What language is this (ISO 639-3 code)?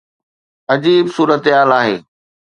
snd